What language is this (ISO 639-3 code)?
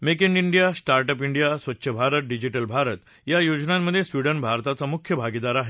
mar